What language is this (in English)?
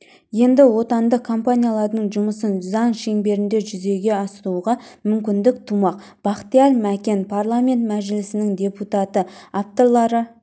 Kazakh